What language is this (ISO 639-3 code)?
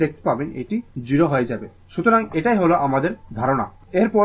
ben